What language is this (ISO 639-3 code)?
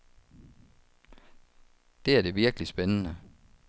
dan